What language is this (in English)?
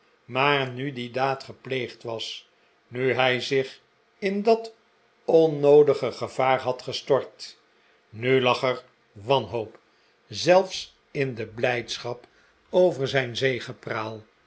Dutch